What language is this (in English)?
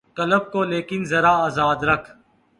Urdu